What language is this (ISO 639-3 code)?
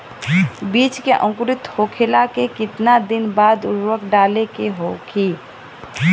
bho